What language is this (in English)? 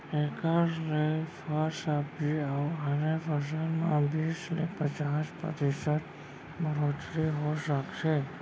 Chhattisgarhi